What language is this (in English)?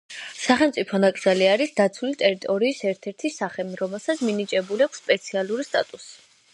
Georgian